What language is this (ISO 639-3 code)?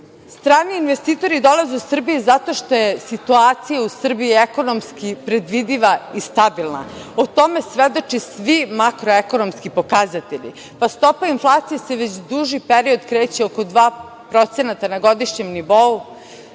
srp